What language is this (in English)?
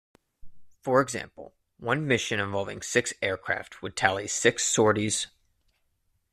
English